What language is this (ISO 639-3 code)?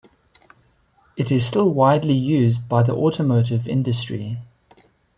eng